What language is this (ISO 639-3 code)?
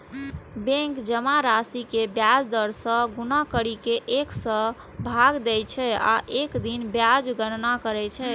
mai